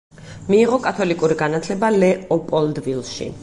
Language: Georgian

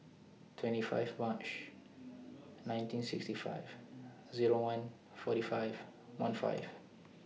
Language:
English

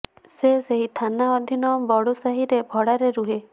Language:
Odia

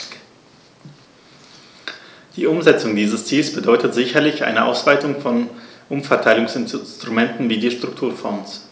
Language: German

